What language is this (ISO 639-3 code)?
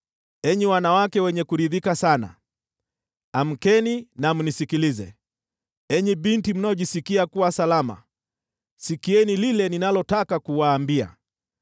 swa